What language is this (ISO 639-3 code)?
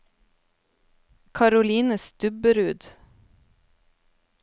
nor